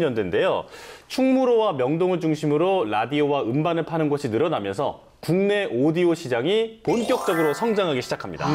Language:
Korean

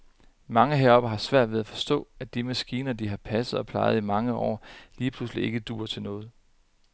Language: Danish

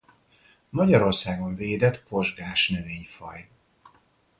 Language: Hungarian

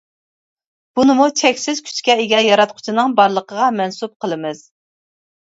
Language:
Uyghur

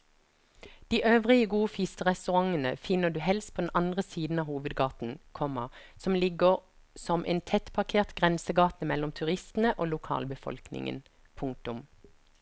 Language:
Norwegian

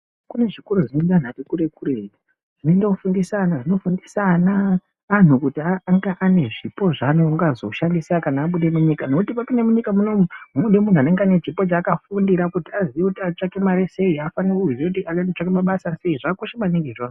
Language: Ndau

